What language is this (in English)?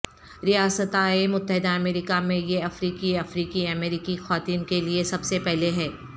Urdu